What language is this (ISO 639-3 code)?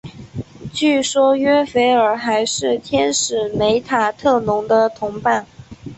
zho